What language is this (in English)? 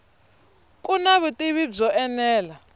Tsonga